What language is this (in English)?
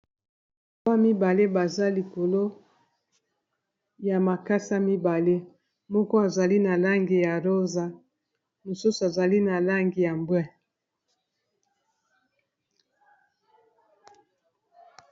Lingala